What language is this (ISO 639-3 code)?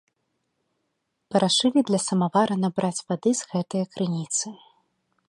bel